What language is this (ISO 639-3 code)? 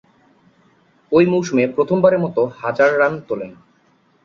ben